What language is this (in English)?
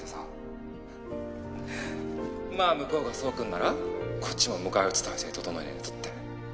Japanese